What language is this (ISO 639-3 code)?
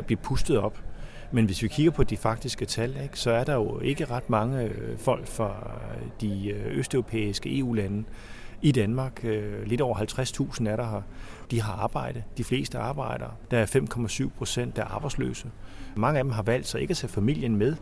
dan